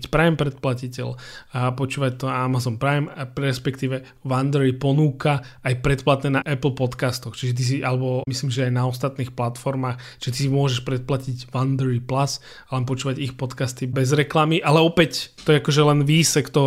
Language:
Slovak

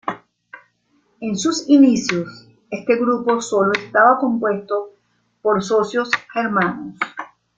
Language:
Spanish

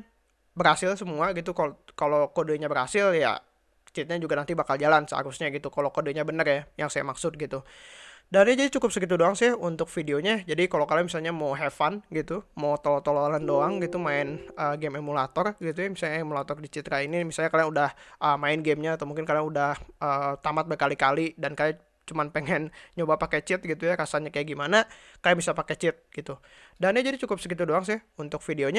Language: Indonesian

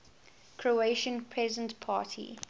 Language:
English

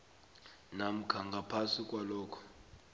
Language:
South Ndebele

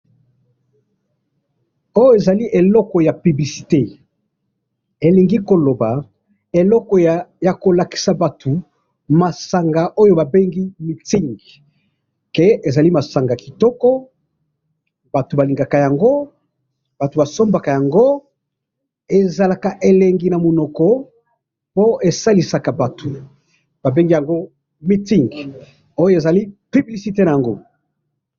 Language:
Lingala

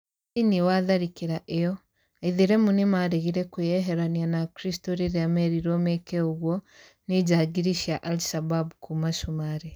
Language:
Kikuyu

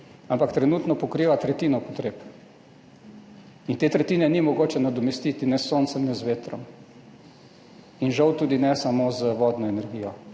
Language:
Slovenian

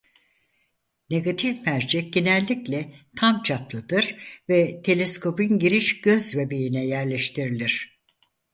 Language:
Turkish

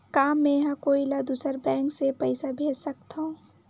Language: Chhattisgarhi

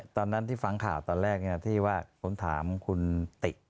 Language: Thai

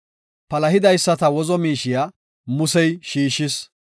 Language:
Gofa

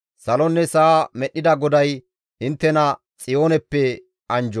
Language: Gamo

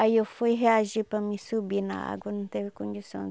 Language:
Portuguese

